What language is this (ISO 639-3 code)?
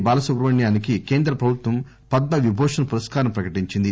tel